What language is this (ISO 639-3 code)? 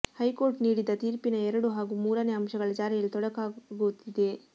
kan